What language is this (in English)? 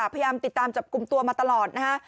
Thai